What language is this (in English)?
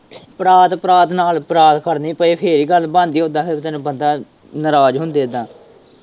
Punjabi